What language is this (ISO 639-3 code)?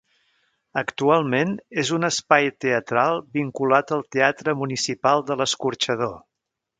cat